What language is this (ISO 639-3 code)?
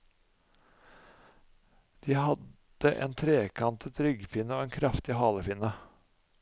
nor